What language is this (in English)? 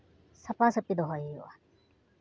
Santali